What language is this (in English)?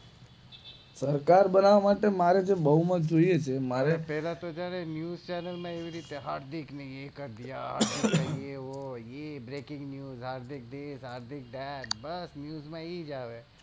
Gujarati